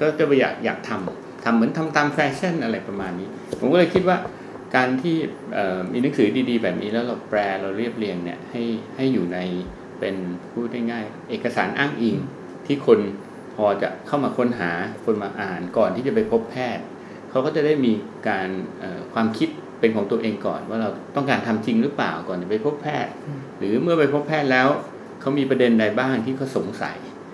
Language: Thai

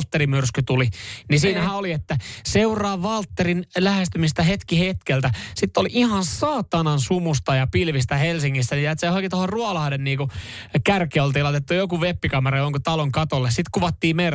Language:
Finnish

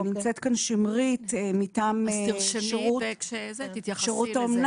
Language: Hebrew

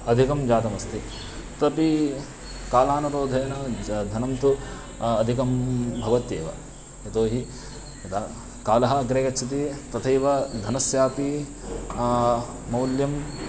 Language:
Sanskrit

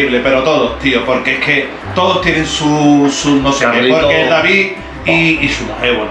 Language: Spanish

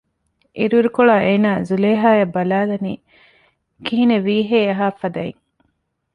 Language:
Divehi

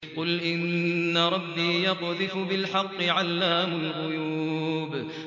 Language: Arabic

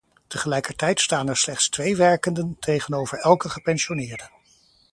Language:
Dutch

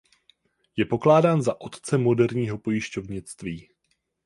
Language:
Czech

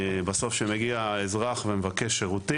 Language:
Hebrew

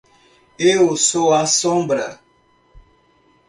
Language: Portuguese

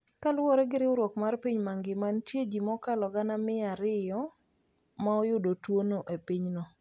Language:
Luo (Kenya and Tanzania)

